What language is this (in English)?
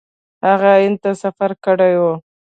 Pashto